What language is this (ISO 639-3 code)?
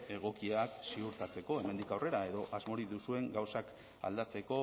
eus